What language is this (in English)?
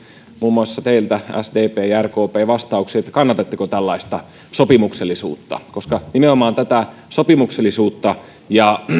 Finnish